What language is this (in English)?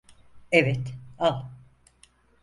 Turkish